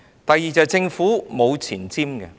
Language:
Cantonese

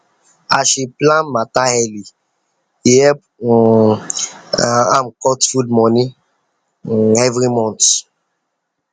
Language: Nigerian Pidgin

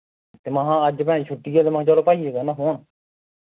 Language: Dogri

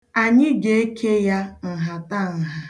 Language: Igbo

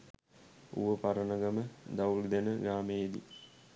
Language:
Sinhala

